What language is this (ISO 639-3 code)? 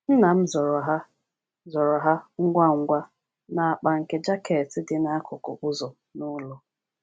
ibo